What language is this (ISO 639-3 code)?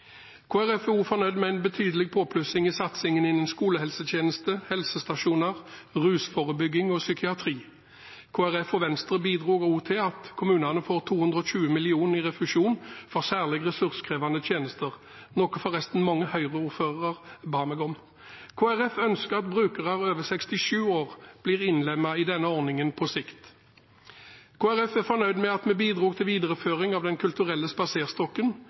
nob